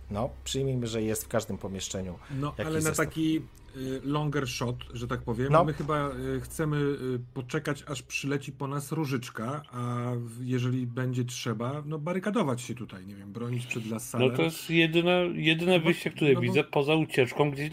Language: Polish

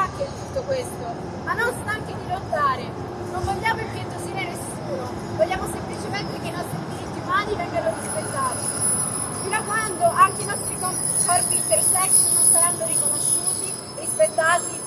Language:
Italian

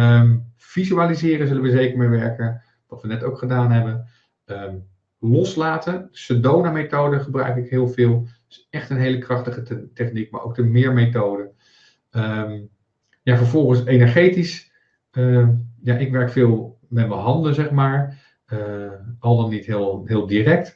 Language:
Dutch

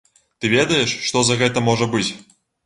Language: Belarusian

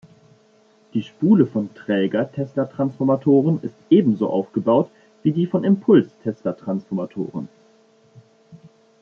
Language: German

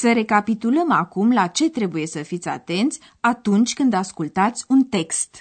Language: Romanian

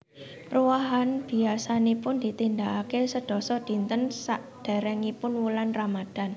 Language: Javanese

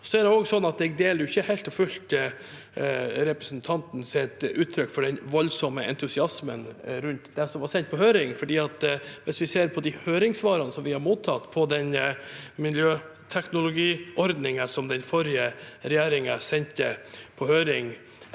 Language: Norwegian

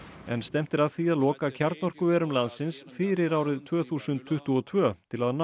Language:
Icelandic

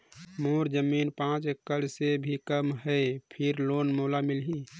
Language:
Chhattisgarhi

